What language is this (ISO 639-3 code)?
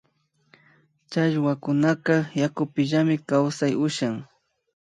qvi